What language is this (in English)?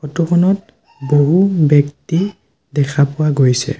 Assamese